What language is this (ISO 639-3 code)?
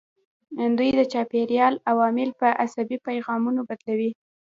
pus